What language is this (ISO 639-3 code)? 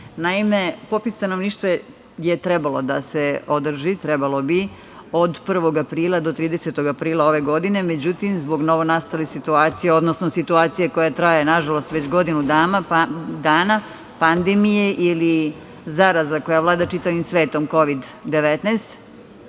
srp